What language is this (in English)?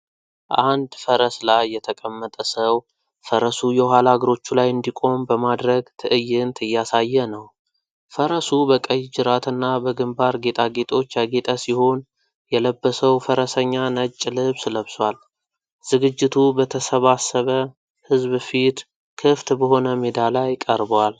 Amharic